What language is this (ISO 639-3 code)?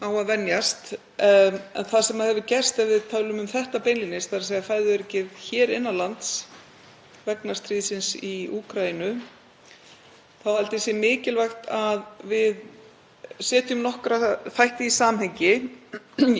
isl